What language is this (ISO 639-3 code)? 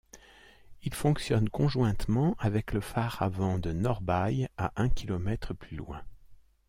fra